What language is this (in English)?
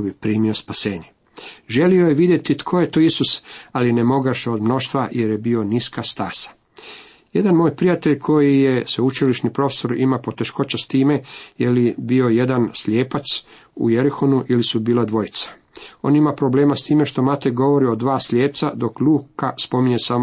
Croatian